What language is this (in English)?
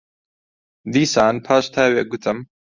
Central Kurdish